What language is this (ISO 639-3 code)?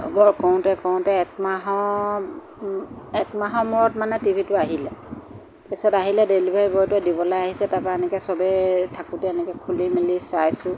asm